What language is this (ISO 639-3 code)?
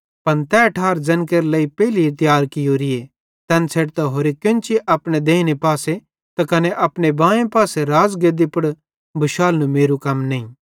bhd